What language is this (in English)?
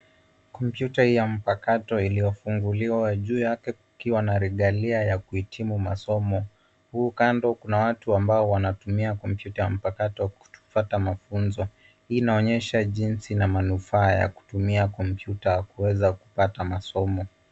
Swahili